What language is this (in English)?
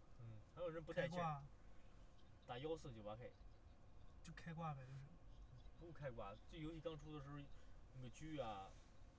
Chinese